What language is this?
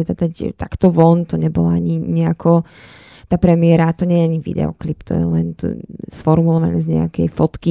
Slovak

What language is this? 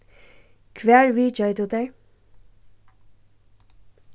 Faroese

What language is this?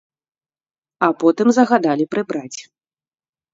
Belarusian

